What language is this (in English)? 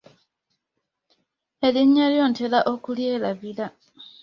Ganda